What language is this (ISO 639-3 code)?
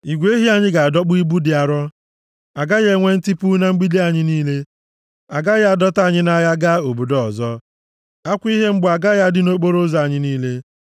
ibo